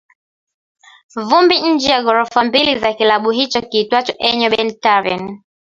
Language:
Swahili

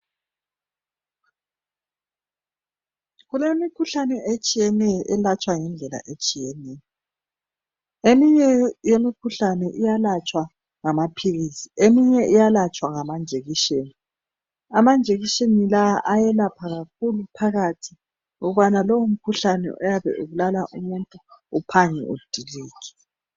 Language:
North Ndebele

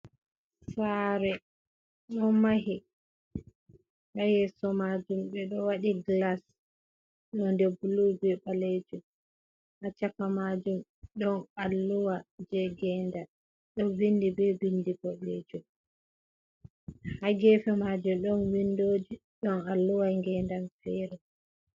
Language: Fula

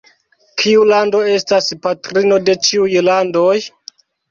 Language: Esperanto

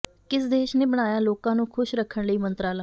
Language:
Punjabi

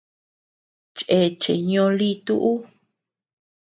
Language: Tepeuxila Cuicatec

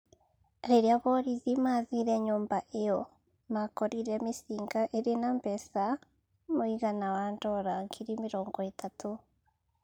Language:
Kikuyu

